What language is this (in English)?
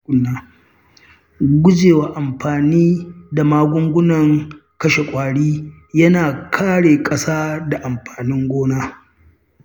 Hausa